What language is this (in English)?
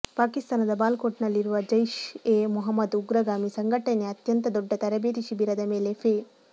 Kannada